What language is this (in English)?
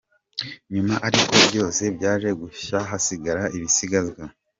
Kinyarwanda